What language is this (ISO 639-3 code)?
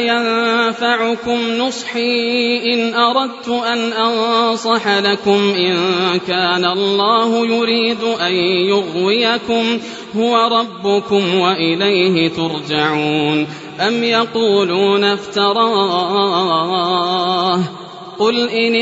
ara